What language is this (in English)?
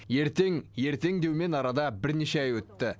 Kazakh